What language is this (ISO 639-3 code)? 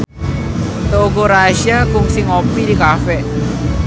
sun